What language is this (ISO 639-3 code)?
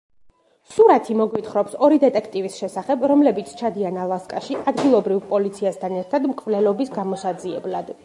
kat